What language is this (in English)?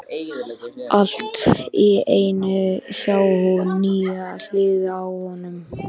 Icelandic